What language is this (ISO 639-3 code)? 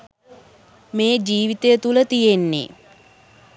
sin